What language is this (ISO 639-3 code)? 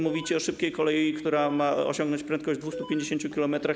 pol